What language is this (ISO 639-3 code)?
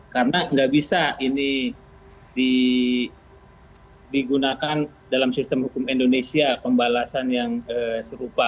ind